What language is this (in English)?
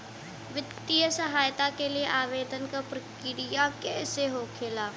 Bhojpuri